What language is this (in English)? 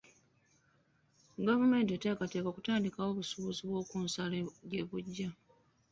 Ganda